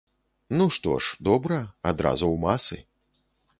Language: Belarusian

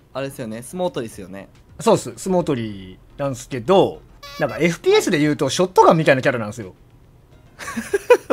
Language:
Japanese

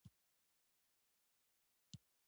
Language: Pashto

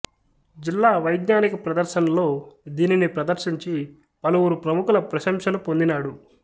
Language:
Telugu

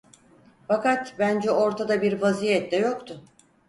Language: Turkish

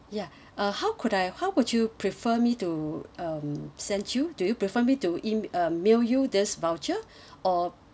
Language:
English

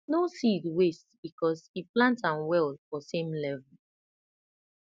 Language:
Nigerian Pidgin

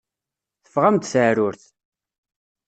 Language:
Kabyle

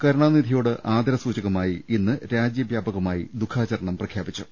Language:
Malayalam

